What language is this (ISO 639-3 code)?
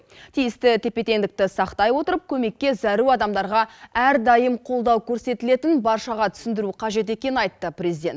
kaz